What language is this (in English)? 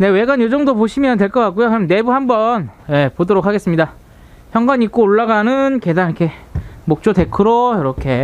Korean